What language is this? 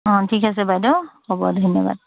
Assamese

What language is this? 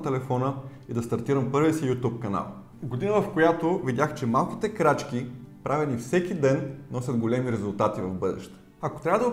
Bulgarian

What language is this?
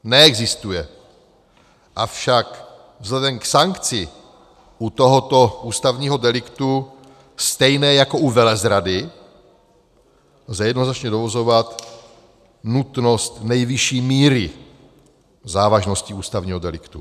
Czech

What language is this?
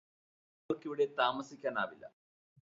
Malayalam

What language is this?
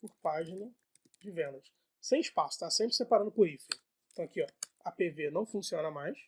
Portuguese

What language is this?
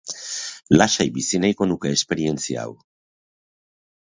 Basque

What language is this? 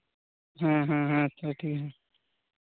Santali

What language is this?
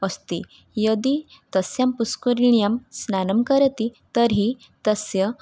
Sanskrit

